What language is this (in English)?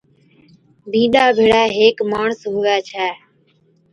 Od